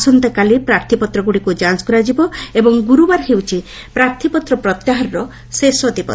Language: Odia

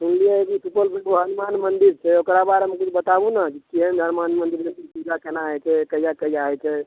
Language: Maithili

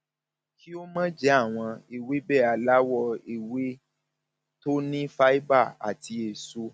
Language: Yoruba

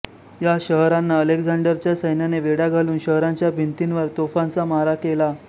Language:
Marathi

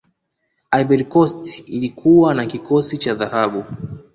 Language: Swahili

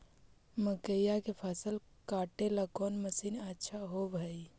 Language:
Magahi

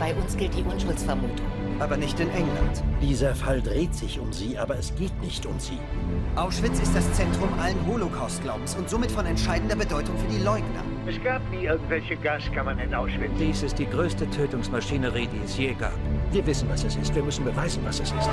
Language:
German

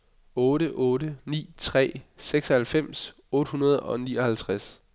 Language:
Danish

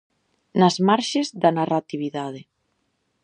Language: Galician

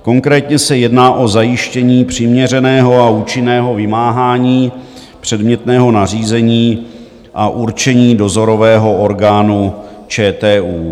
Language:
Czech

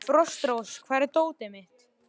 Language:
Icelandic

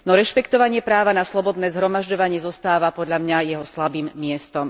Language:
Slovak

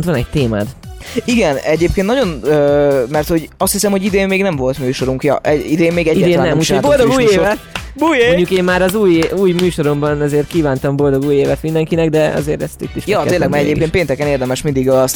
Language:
Hungarian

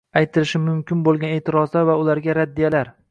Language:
Uzbek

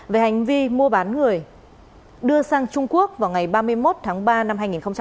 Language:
Vietnamese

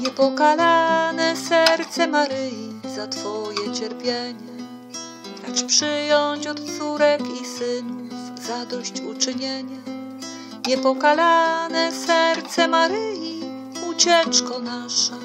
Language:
Polish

